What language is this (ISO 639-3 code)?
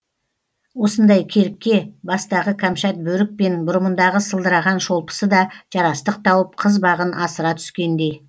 kaz